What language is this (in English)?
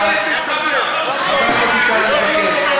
Hebrew